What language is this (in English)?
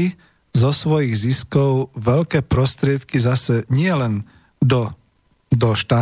Slovak